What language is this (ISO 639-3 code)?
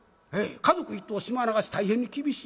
jpn